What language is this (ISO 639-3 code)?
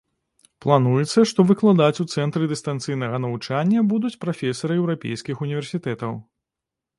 bel